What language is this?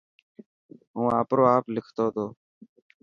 Dhatki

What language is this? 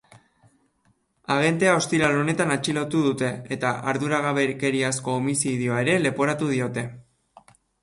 Basque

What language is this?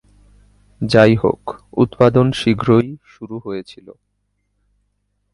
Bangla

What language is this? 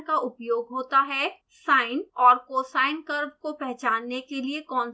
Hindi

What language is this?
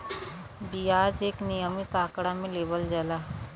Bhojpuri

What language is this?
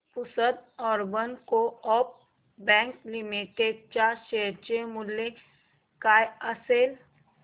Marathi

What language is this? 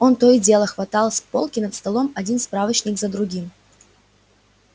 Russian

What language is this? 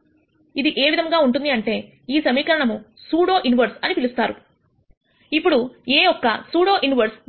Telugu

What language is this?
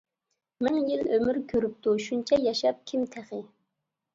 Uyghur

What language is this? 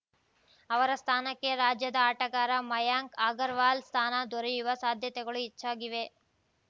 Kannada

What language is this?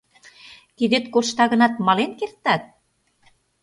Mari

